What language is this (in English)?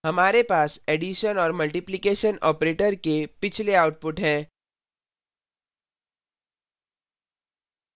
Hindi